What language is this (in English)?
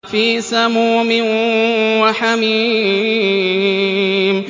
Arabic